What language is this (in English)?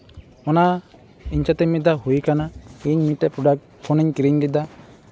Santali